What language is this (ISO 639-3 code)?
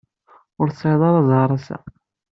kab